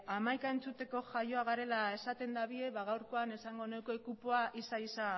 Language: Basque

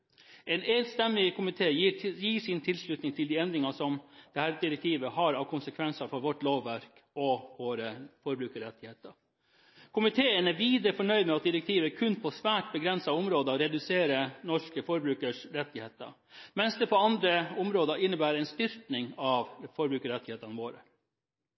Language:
Norwegian Bokmål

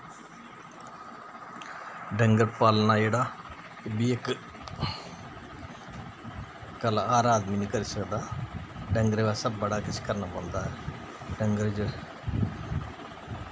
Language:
Dogri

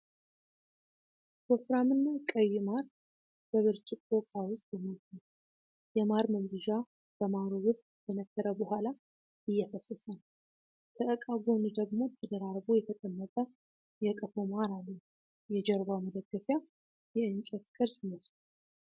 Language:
Amharic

